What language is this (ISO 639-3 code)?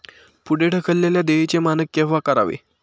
mar